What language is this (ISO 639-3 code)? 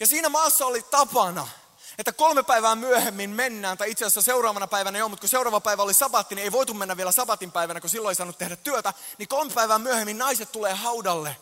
fin